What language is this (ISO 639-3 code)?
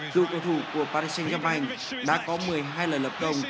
vie